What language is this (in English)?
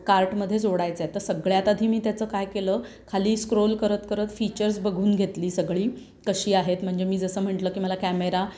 Marathi